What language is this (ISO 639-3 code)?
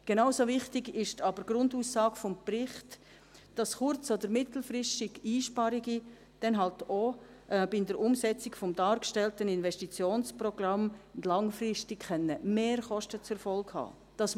gsw